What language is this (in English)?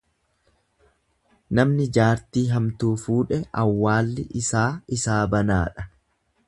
Oromo